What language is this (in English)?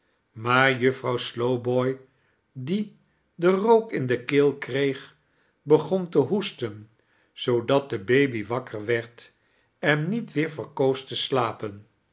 Dutch